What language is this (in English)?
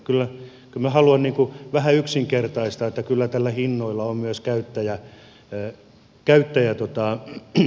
Finnish